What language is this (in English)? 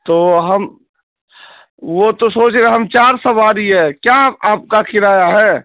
Urdu